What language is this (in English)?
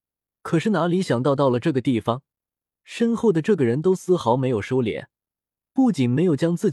Chinese